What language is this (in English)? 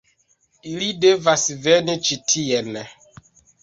Esperanto